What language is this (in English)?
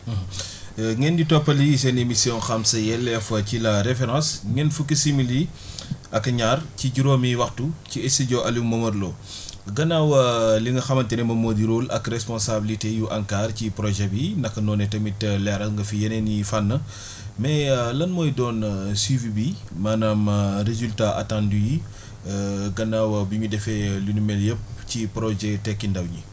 Wolof